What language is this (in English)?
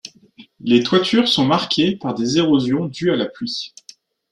French